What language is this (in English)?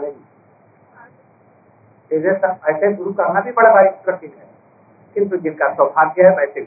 Hindi